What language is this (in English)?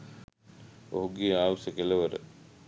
Sinhala